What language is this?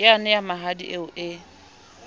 Southern Sotho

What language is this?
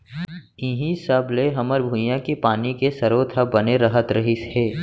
Chhattisgarhi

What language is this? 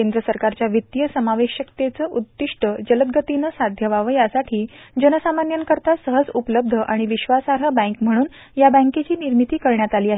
Marathi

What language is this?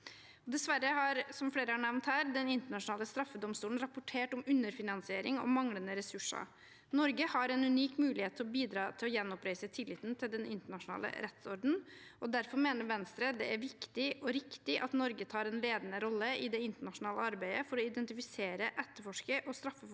Norwegian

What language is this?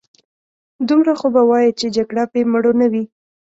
Pashto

